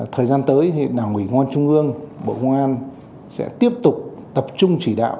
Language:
Vietnamese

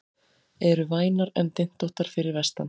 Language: Icelandic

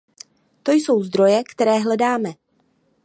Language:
Czech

